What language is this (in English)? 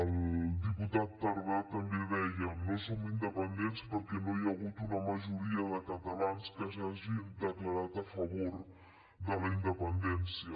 Catalan